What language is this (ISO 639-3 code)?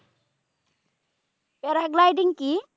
ben